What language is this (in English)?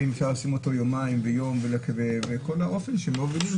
Hebrew